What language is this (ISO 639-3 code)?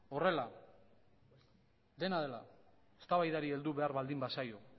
eus